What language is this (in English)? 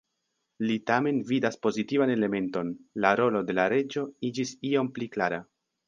Esperanto